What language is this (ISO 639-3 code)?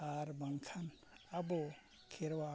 sat